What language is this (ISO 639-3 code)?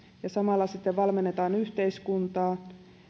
fin